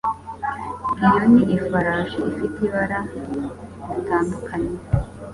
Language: Kinyarwanda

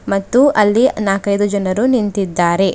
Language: Kannada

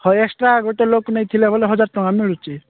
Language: Odia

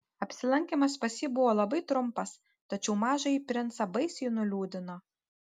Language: Lithuanian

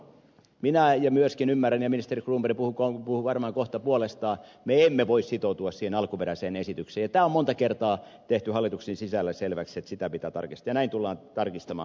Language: Finnish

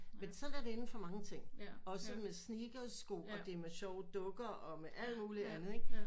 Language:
Danish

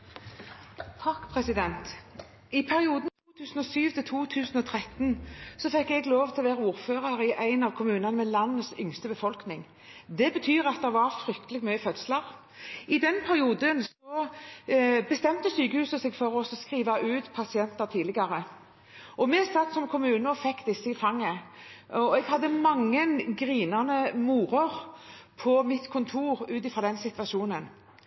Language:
Norwegian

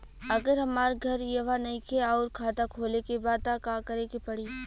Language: Bhojpuri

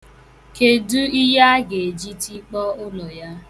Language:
Igbo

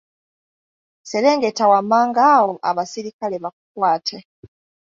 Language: Ganda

